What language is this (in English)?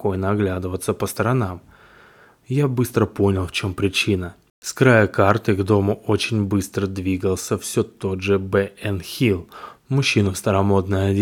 Russian